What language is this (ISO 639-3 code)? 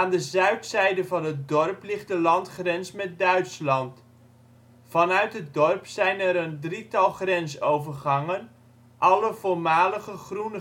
nld